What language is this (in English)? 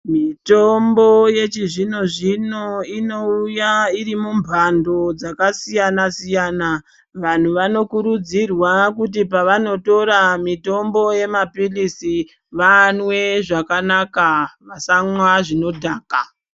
Ndau